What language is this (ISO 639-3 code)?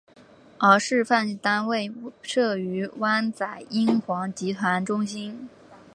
zho